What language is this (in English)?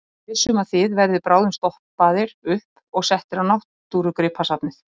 Icelandic